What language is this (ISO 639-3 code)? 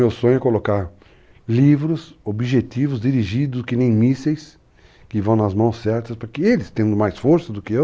por